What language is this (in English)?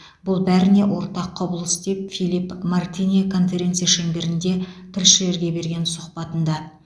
Kazakh